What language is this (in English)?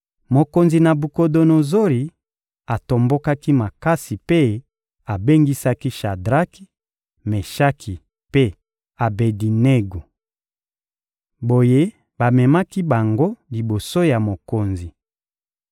Lingala